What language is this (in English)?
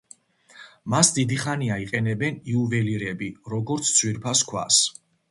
Georgian